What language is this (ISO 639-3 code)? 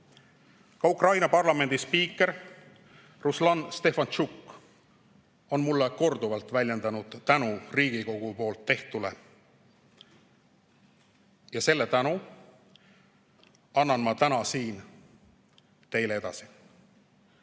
est